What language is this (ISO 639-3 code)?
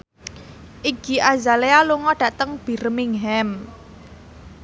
jav